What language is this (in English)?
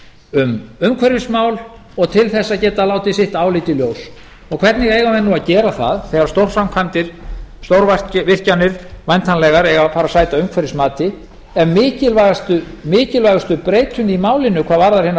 Icelandic